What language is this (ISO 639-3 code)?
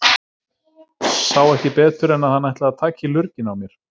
isl